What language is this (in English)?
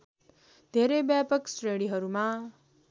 Nepali